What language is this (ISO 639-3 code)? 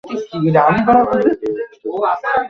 ben